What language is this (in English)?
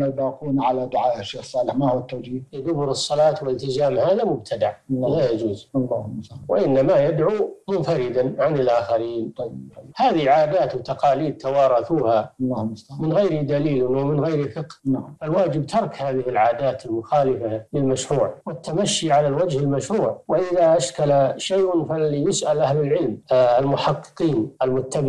Arabic